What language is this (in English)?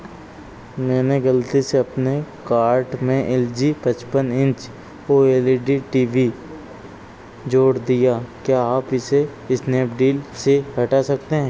Hindi